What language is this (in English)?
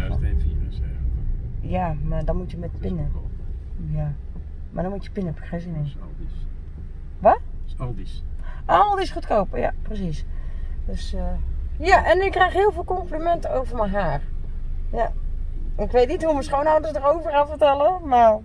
Dutch